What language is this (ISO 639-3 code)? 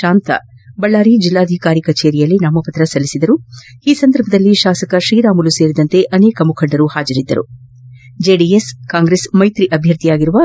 kan